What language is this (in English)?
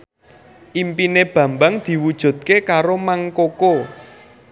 Javanese